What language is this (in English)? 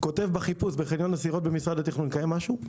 Hebrew